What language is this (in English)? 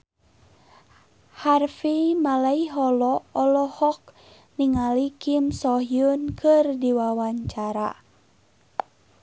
Sundanese